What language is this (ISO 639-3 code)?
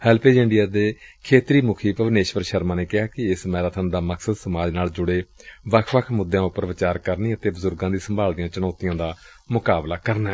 pan